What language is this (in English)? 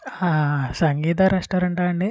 Telugu